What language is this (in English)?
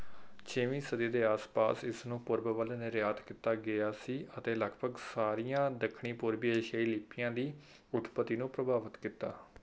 Punjabi